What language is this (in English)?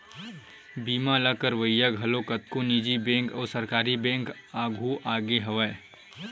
Chhattisgarhi